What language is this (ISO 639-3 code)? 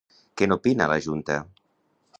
cat